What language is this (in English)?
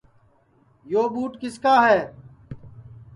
Sansi